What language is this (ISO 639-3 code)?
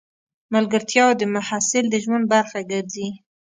pus